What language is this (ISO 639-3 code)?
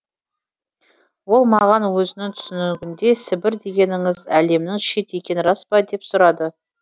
kaz